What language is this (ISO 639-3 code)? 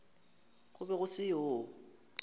nso